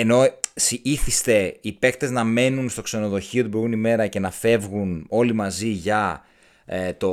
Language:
Greek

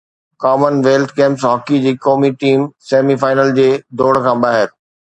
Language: Sindhi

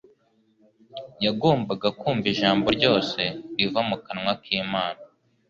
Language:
Kinyarwanda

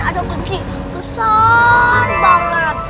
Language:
Indonesian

